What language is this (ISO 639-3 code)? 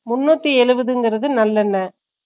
tam